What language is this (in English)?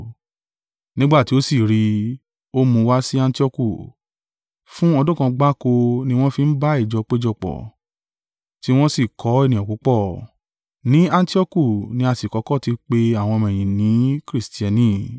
Yoruba